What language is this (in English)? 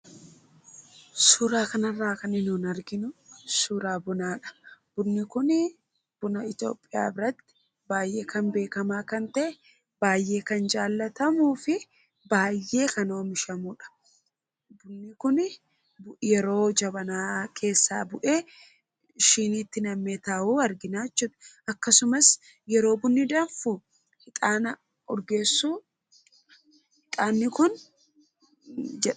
Oromo